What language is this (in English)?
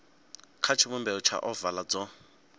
Venda